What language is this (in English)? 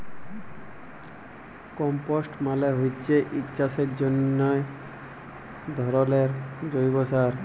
Bangla